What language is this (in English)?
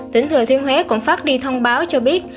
Vietnamese